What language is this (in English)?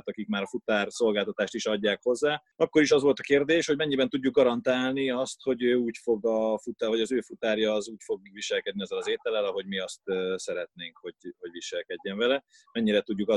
Hungarian